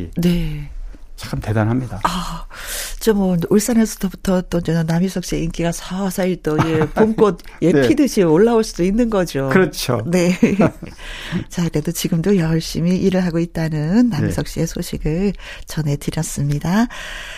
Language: Korean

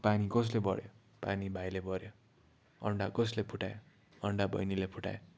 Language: Nepali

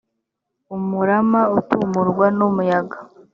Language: Kinyarwanda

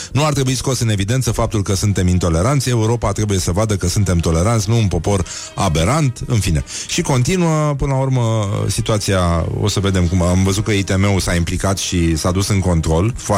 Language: Romanian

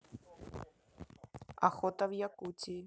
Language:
Russian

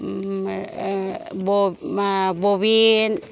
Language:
Bodo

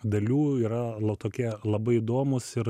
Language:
Lithuanian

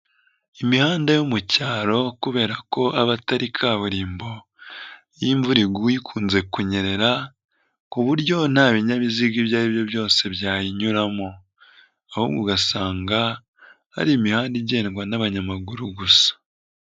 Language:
Kinyarwanda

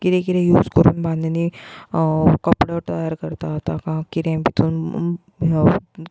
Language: Konkani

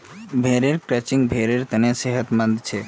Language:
Magahi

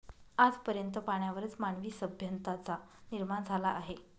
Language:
Marathi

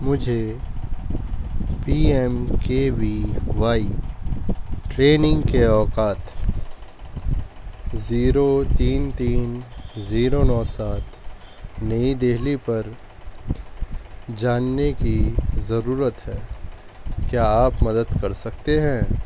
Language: Urdu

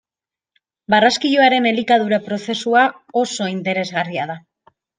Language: Basque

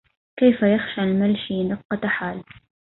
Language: Arabic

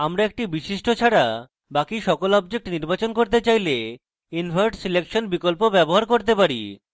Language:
Bangla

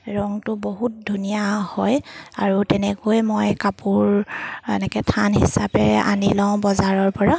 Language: Assamese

